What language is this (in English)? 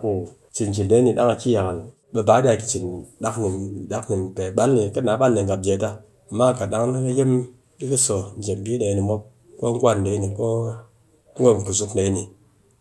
Cakfem-Mushere